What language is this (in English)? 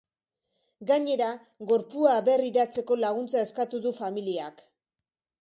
Basque